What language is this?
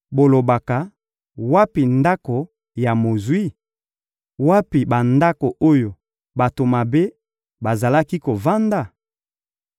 Lingala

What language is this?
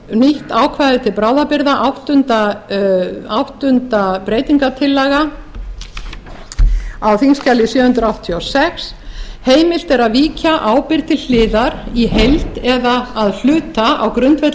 Icelandic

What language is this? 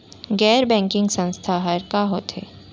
Chhattisgarhi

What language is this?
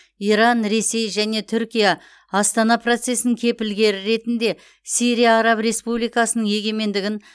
Kazakh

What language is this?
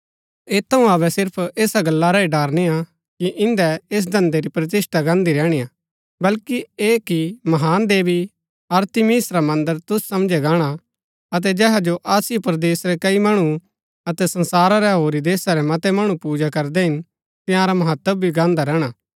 Gaddi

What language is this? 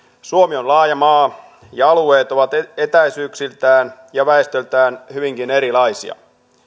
Finnish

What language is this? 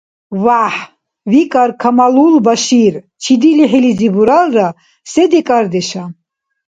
Dargwa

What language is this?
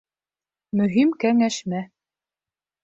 Bashkir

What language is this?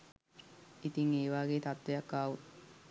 Sinhala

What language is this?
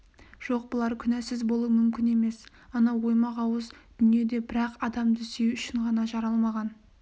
Kazakh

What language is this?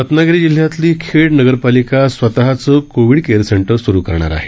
Marathi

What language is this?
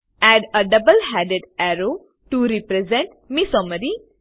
Gujarati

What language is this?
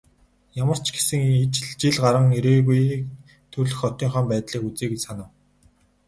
Mongolian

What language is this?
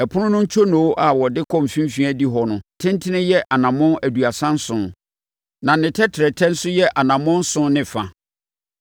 Akan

